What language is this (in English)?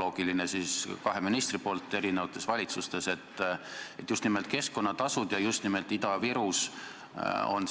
Estonian